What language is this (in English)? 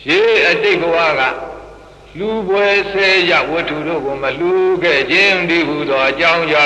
Romanian